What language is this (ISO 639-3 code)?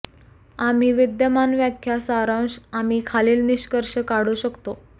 mar